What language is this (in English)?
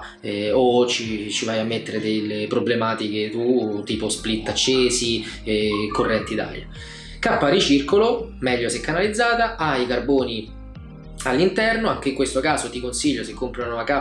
Italian